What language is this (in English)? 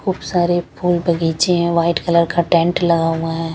Hindi